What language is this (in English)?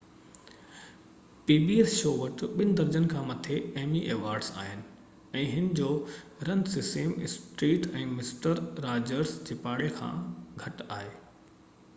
Sindhi